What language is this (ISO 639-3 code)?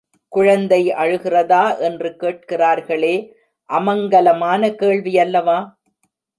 tam